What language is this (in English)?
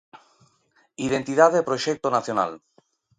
Galician